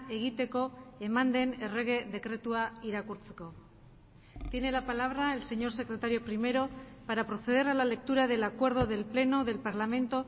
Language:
Spanish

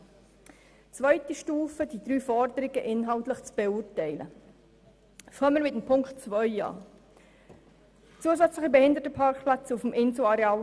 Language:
Swiss German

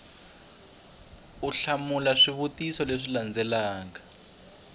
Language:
Tsonga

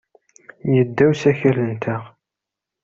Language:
Kabyle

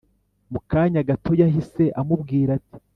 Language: Kinyarwanda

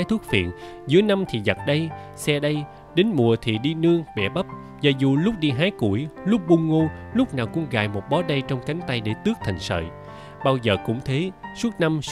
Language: Vietnamese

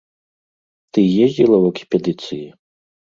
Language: Belarusian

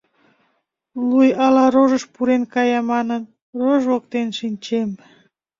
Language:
Mari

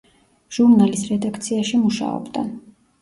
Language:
Georgian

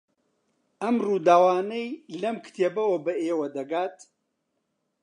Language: Central Kurdish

